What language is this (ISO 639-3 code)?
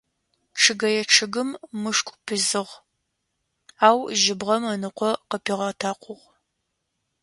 ady